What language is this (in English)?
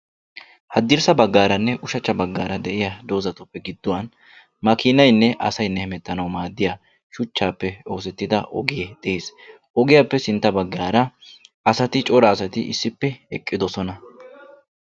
Wolaytta